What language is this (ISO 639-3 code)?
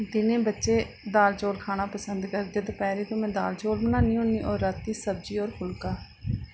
doi